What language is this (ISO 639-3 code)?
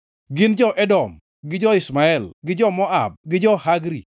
luo